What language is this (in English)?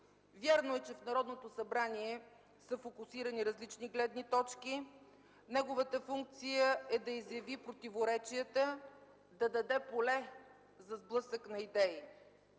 Bulgarian